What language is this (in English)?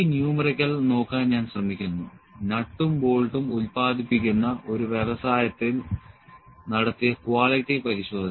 Malayalam